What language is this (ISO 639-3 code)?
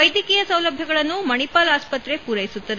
kan